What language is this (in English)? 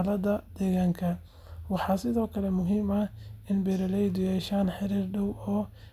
Somali